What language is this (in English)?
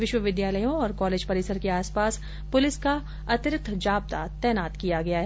Hindi